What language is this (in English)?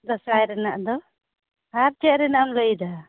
Santali